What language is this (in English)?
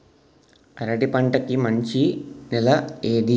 Telugu